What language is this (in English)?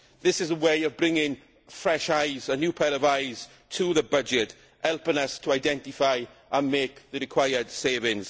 English